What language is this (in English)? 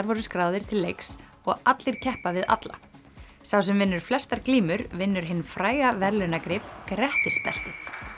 Icelandic